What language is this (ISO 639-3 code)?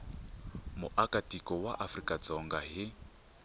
tso